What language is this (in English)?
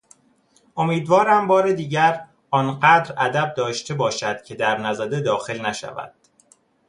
Persian